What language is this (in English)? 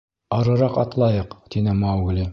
Bashkir